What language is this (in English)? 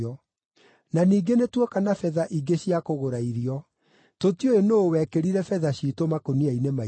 Kikuyu